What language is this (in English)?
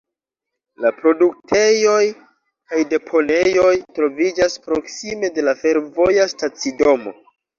Esperanto